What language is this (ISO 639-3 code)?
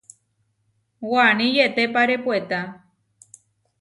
var